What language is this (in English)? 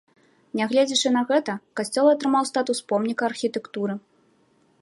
Belarusian